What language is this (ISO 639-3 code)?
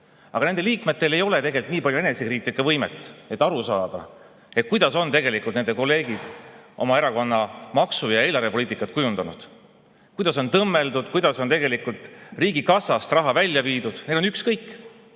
est